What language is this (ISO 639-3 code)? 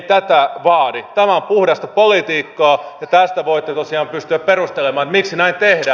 fin